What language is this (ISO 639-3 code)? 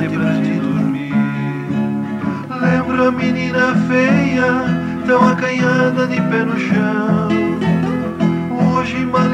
ron